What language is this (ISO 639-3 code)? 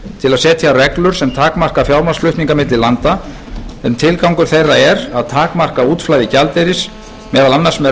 isl